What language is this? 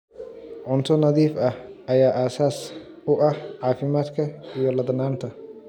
Somali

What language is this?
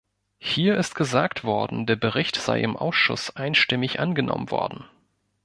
German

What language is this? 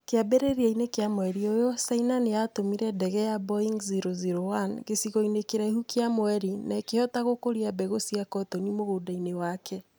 Kikuyu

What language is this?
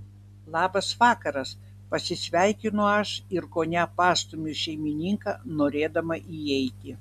Lithuanian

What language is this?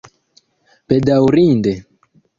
Esperanto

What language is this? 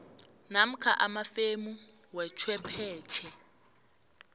South Ndebele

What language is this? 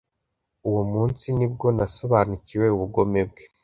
Kinyarwanda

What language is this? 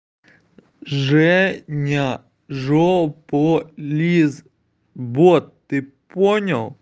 Russian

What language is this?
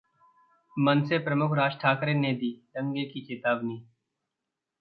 Hindi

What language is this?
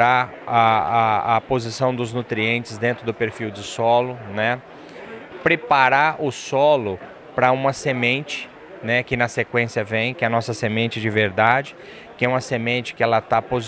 Portuguese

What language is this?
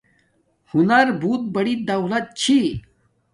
Domaaki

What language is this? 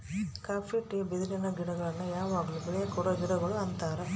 Kannada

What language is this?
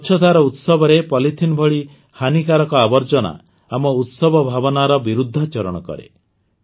Odia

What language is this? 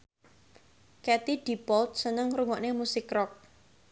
Javanese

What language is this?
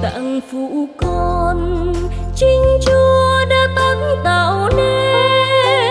Vietnamese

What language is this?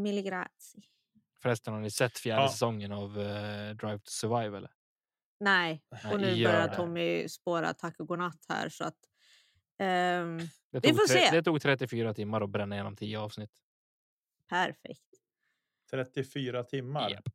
Swedish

